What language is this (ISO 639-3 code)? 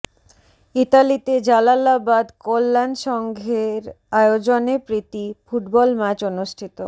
ben